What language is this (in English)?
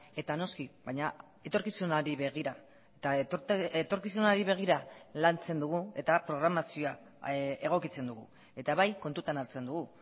Basque